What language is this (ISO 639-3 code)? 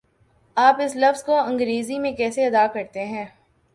urd